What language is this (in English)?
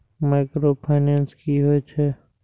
Maithili